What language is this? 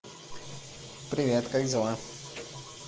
Russian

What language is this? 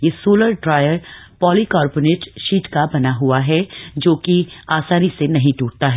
Hindi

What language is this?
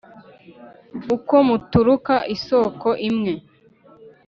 Kinyarwanda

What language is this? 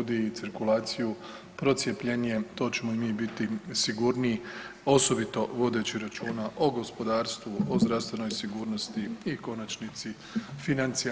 Croatian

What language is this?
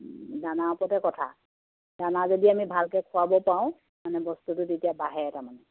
Assamese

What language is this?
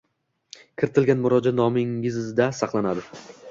Uzbek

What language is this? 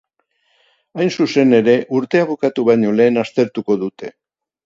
Basque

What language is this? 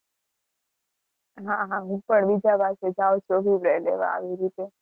Gujarati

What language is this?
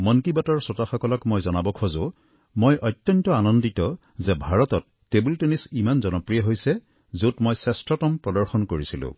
Assamese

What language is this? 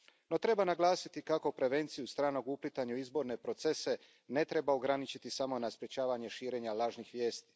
Croatian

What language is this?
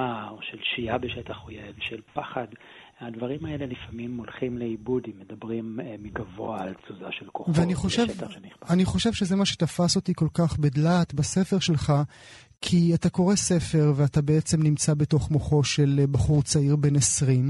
Hebrew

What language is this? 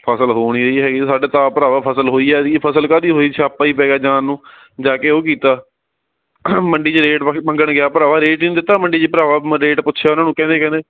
Punjabi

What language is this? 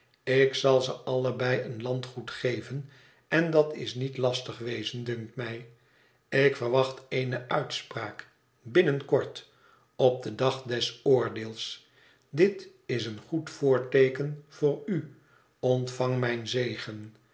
Dutch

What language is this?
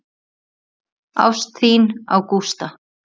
Icelandic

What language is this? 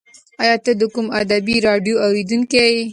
Pashto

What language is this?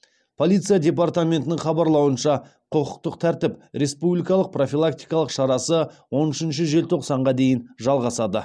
Kazakh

